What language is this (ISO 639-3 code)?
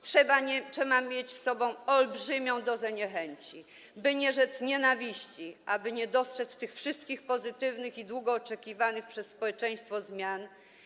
pol